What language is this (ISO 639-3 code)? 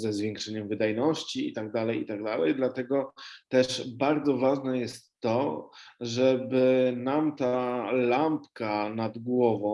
pol